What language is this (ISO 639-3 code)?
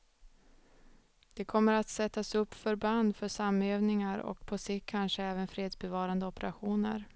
swe